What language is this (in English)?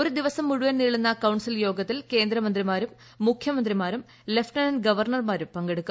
Malayalam